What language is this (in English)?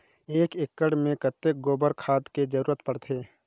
Chhattisgarhi